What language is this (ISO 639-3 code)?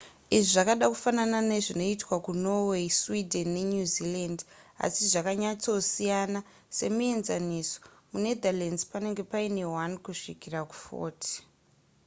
sna